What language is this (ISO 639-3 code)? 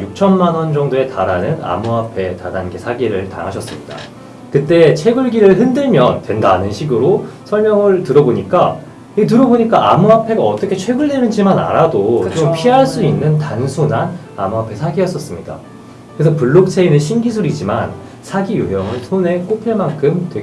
kor